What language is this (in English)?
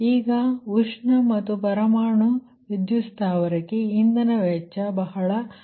Kannada